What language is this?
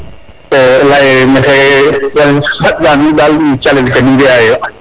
Serer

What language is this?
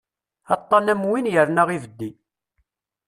Kabyle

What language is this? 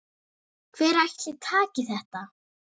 Icelandic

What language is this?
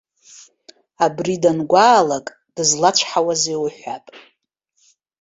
Abkhazian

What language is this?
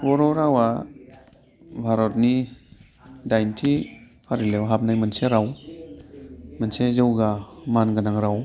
Bodo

